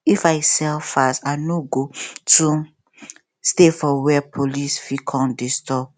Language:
Nigerian Pidgin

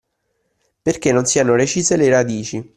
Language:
Italian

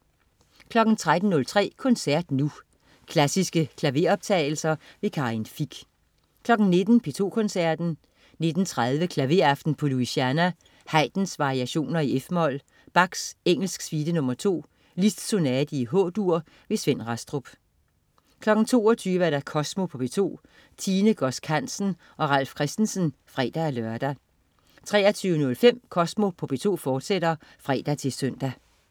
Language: Danish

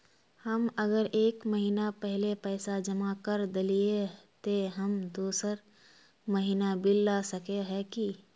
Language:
Magahi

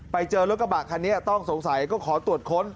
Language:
Thai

